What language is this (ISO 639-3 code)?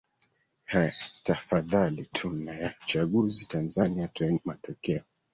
swa